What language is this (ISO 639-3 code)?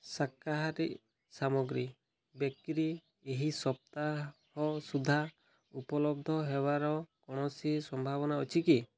ori